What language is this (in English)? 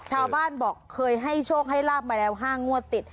Thai